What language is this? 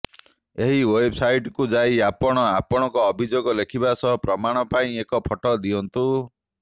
Odia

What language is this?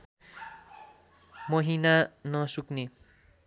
Nepali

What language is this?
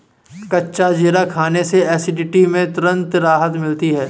Hindi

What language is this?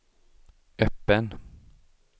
Swedish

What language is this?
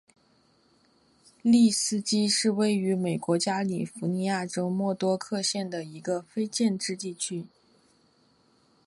Chinese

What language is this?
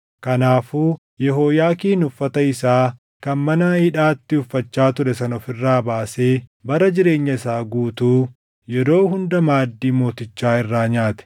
Oromo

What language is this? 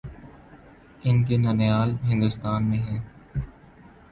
Urdu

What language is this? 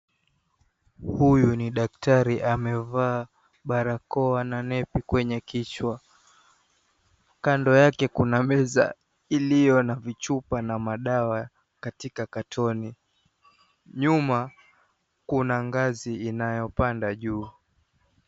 Swahili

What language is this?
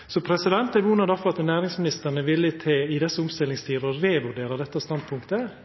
Norwegian Nynorsk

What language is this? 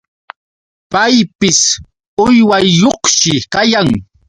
Yauyos Quechua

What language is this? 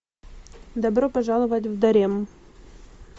Russian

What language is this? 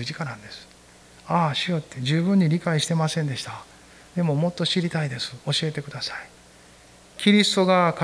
Japanese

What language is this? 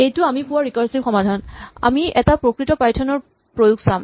Assamese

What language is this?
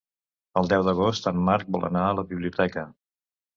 Catalan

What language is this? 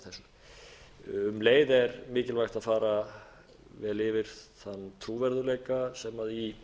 Icelandic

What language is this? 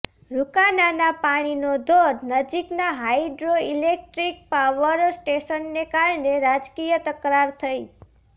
Gujarati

